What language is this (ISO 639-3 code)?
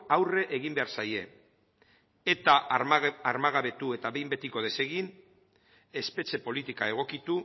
eus